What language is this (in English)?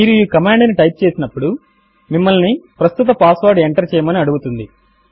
Telugu